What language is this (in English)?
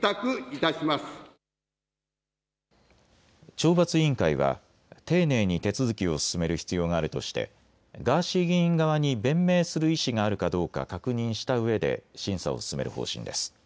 Japanese